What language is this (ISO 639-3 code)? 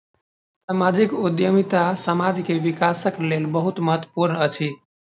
mai